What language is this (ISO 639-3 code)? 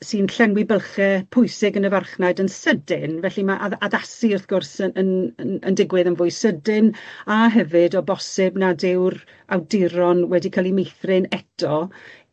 cym